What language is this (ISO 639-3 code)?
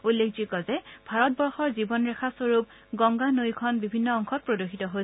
asm